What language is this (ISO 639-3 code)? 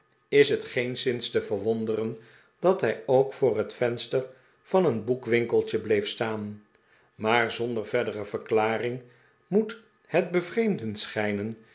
nld